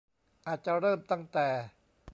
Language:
Thai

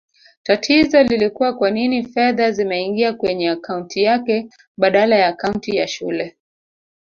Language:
Swahili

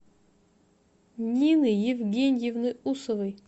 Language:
Russian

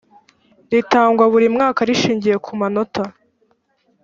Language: Kinyarwanda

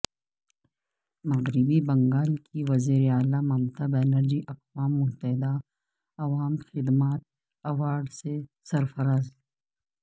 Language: Urdu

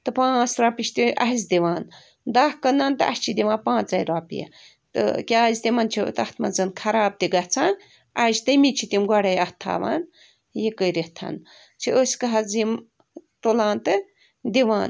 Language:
Kashmiri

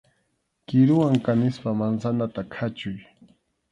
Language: Arequipa-La Unión Quechua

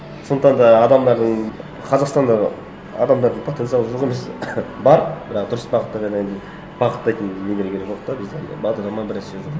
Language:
Kazakh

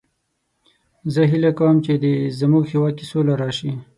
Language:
Pashto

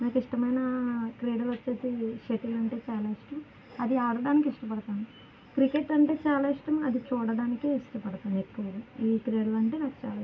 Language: Telugu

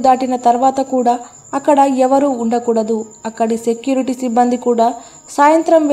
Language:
Telugu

